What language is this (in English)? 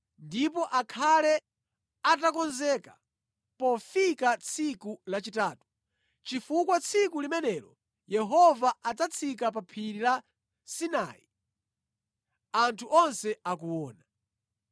Nyanja